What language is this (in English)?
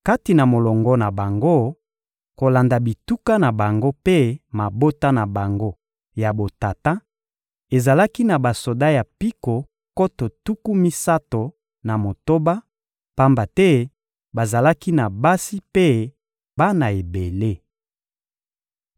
Lingala